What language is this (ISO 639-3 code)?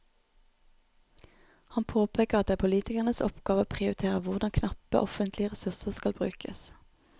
nor